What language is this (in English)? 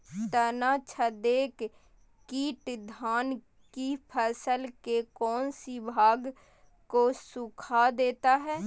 Magahi